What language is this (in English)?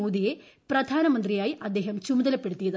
Malayalam